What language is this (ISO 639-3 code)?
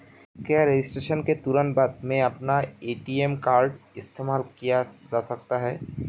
hin